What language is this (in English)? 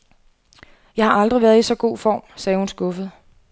Danish